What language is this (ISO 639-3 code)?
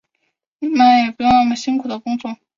zho